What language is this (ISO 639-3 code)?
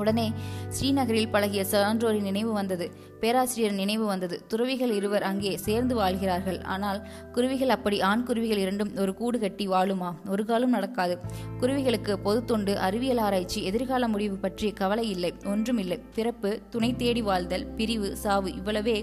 tam